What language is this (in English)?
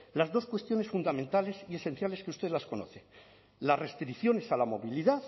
Spanish